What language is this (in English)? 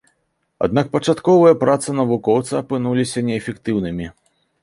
Belarusian